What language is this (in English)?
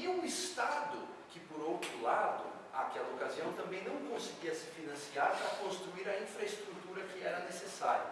Portuguese